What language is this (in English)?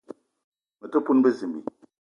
Eton (Cameroon)